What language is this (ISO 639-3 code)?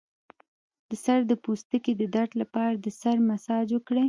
pus